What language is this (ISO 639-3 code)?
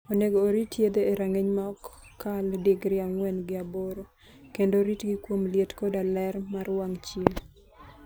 luo